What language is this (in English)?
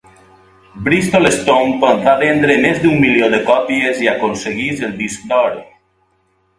Catalan